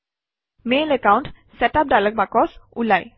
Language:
Assamese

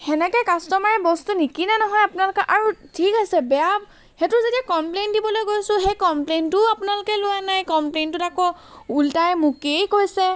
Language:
Assamese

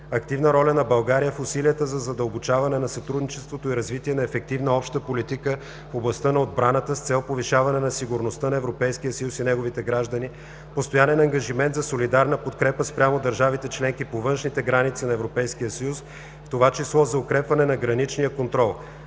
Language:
Bulgarian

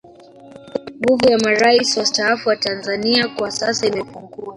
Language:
Swahili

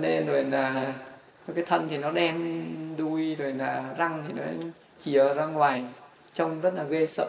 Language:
Vietnamese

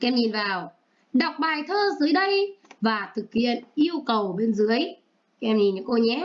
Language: Vietnamese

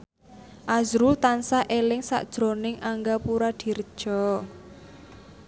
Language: Javanese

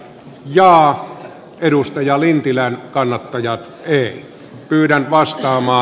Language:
Finnish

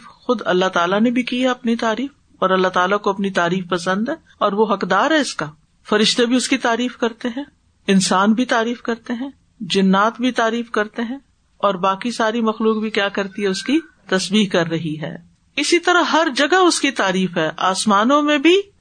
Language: Urdu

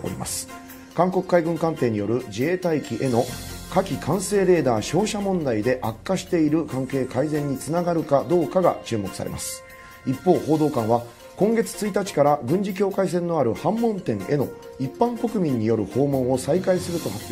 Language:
Japanese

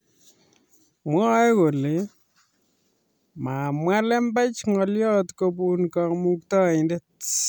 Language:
Kalenjin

